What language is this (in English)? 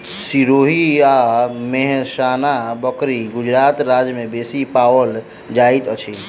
Maithili